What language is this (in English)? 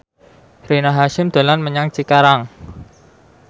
Javanese